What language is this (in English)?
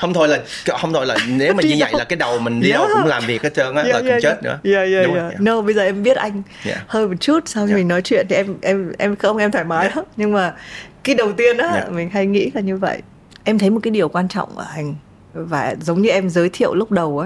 Vietnamese